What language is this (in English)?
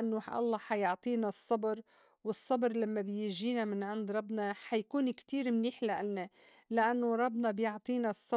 North Levantine Arabic